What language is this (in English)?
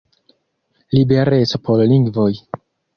Esperanto